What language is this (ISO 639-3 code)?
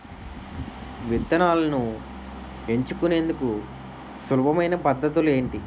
tel